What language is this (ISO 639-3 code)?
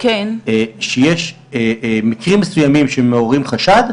heb